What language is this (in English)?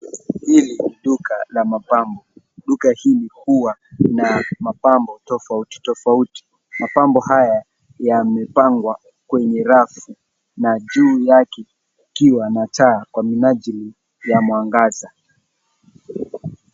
Swahili